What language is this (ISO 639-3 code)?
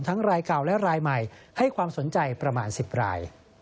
tha